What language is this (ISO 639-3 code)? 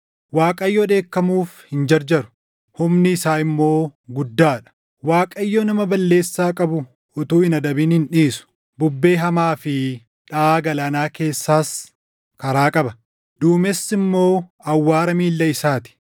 orm